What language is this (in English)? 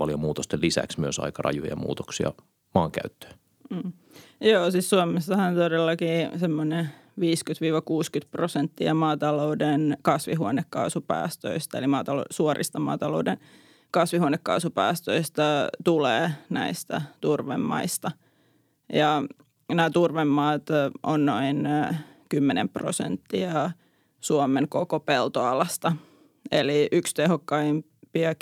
Finnish